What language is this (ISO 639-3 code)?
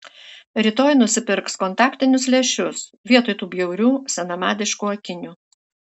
lit